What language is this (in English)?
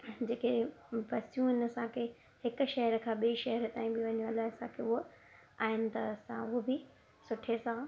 Sindhi